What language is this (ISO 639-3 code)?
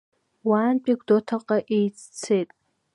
abk